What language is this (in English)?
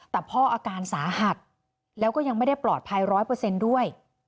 Thai